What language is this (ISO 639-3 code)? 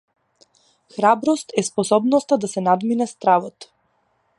mkd